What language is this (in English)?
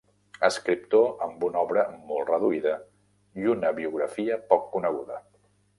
Catalan